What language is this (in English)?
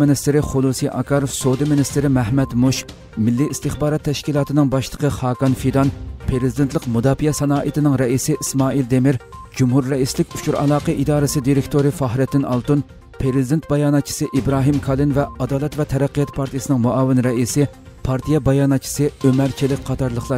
Turkish